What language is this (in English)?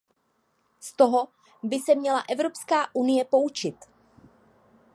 Czech